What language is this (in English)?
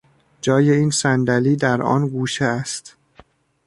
Persian